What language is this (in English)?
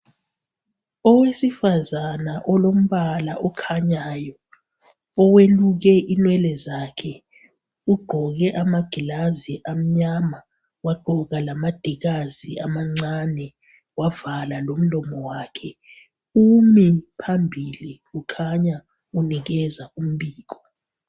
North Ndebele